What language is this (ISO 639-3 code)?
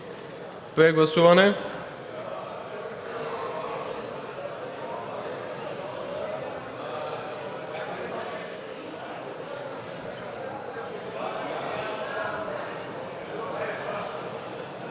bul